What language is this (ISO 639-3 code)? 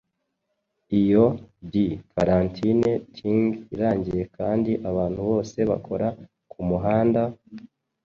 kin